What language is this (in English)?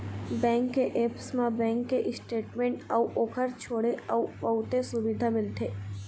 Chhattisgarhi